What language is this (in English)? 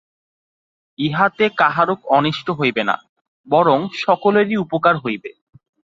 Bangla